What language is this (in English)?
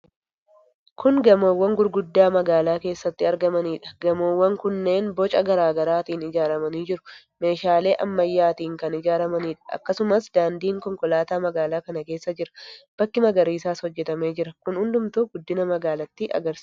Oromo